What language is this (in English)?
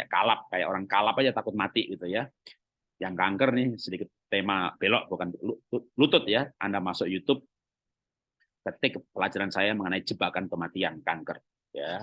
Indonesian